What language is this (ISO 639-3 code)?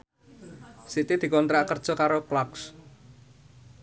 jav